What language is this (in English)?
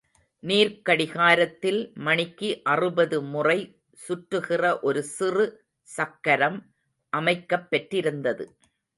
Tamil